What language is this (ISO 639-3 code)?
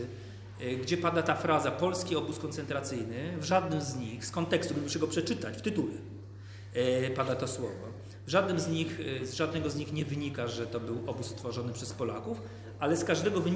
pol